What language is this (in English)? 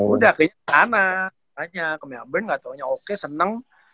Indonesian